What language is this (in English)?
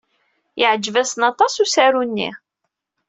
Kabyle